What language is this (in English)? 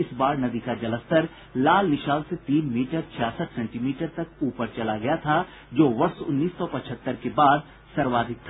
Hindi